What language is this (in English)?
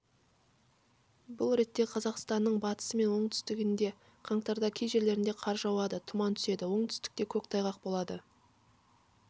Kazakh